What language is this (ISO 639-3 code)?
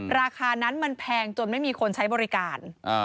tha